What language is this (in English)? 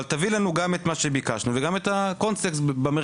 Hebrew